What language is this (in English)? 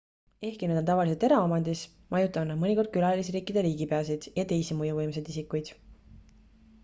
Estonian